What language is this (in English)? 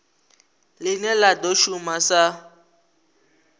Venda